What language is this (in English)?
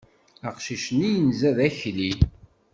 Kabyle